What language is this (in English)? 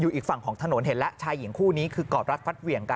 Thai